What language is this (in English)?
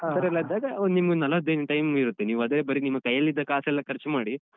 Kannada